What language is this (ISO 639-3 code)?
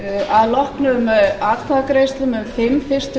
isl